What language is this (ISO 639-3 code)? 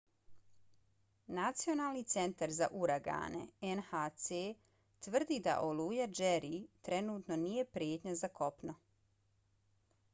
bos